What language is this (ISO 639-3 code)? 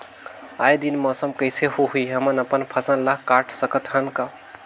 hne